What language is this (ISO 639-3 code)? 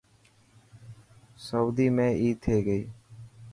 mki